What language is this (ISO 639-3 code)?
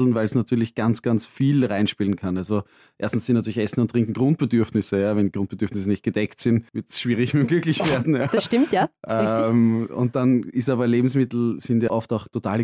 deu